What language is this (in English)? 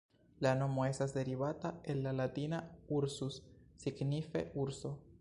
Esperanto